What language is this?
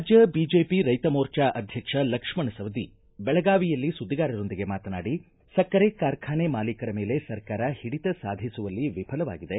Kannada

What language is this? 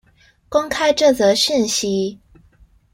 Chinese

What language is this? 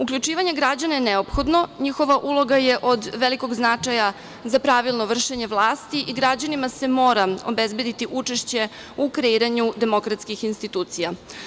Serbian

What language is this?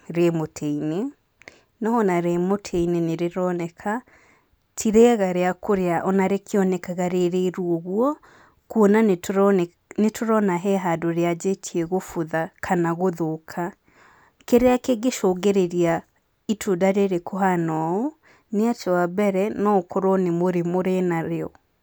Kikuyu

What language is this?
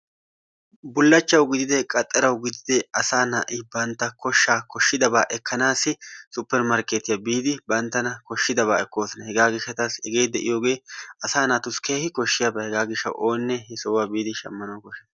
Wolaytta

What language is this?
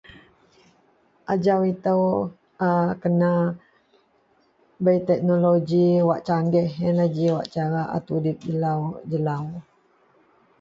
Central Melanau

